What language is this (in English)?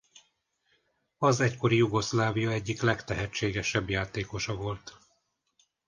Hungarian